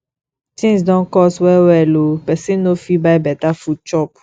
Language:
Nigerian Pidgin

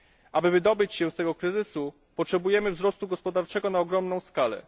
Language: Polish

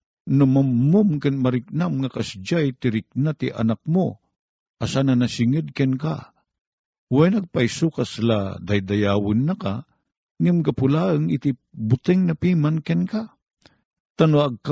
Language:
Filipino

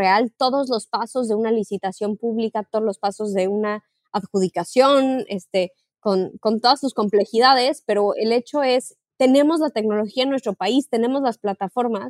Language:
Spanish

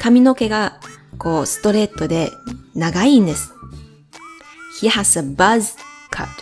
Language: Japanese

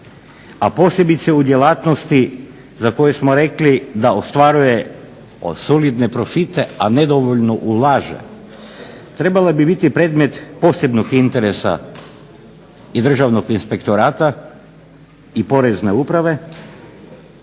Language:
Croatian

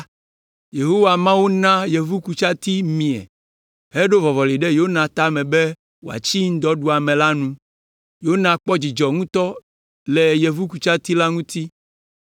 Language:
Ewe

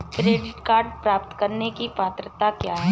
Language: Hindi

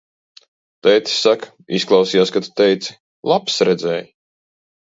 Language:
Latvian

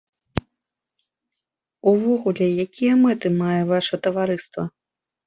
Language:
Belarusian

